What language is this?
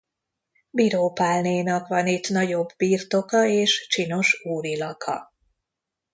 Hungarian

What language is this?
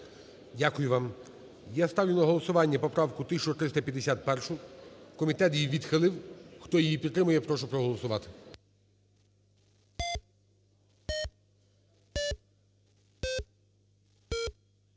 Ukrainian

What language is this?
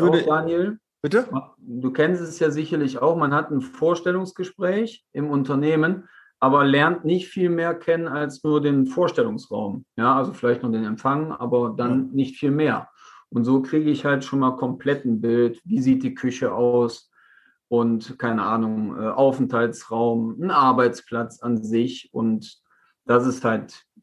German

